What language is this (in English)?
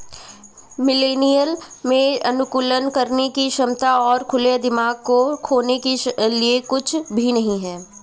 Hindi